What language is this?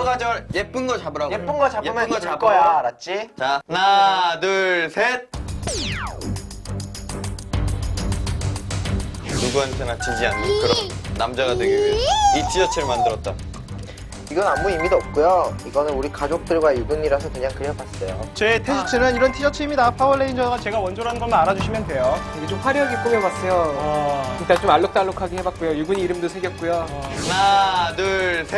Korean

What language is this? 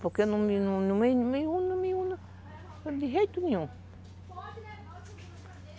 Portuguese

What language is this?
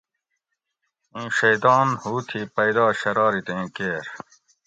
Gawri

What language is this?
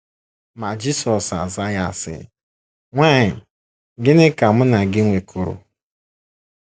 Igbo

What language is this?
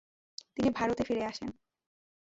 Bangla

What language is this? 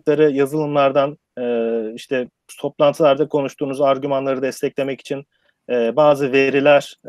Turkish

